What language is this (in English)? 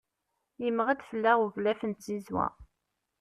Kabyle